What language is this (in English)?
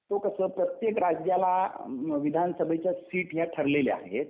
Marathi